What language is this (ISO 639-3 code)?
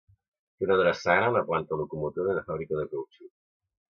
cat